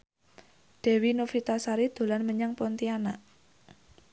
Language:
Javanese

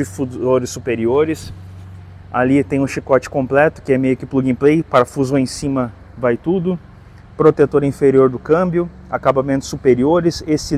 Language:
Portuguese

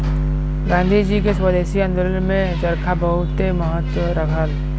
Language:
Bhojpuri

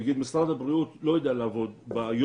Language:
Hebrew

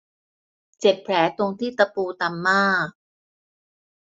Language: Thai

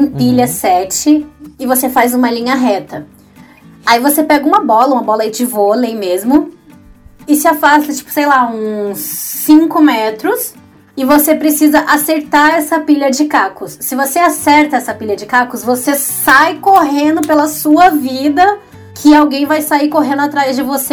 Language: Portuguese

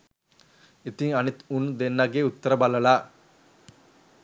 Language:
Sinhala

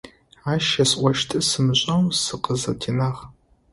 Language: Adyghe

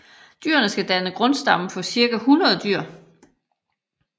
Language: Danish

